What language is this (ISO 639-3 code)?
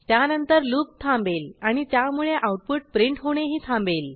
mar